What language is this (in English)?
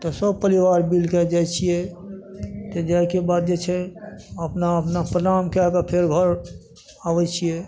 Maithili